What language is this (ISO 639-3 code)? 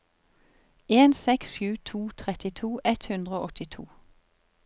nor